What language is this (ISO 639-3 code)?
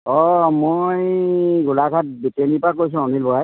asm